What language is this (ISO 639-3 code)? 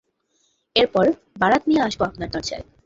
ben